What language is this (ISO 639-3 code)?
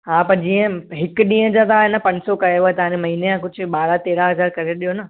snd